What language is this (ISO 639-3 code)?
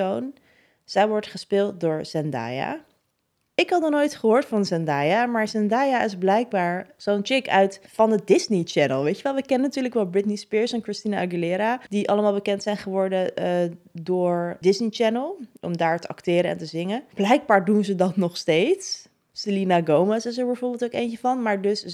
nld